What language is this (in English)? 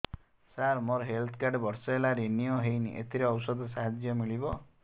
Odia